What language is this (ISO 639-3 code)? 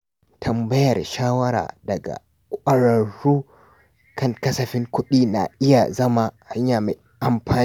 hau